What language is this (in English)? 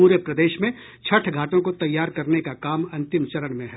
Hindi